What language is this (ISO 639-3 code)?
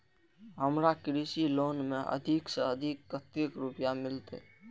mai